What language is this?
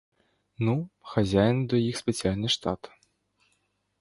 Ukrainian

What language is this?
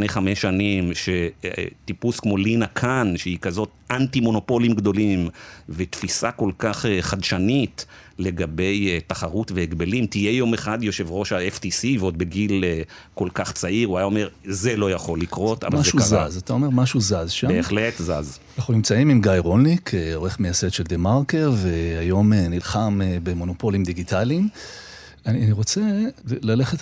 Hebrew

